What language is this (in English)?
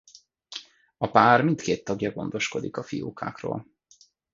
Hungarian